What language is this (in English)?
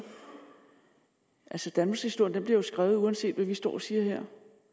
Danish